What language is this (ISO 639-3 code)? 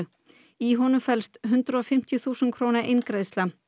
isl